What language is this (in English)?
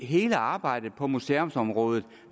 Danish